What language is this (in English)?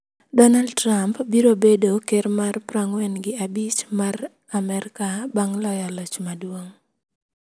Luo (Kenya and Tanzania)